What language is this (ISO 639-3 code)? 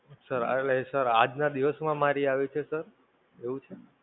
guj